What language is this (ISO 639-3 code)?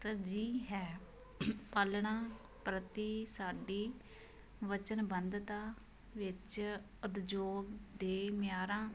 pan